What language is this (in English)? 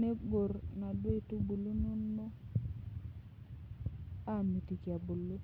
Masai